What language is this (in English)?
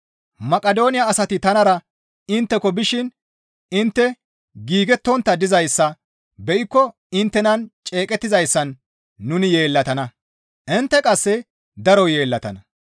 Gamo